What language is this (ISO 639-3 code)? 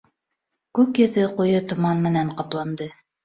bak